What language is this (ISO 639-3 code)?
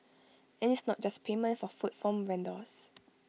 eng